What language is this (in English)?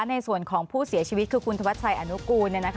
Thai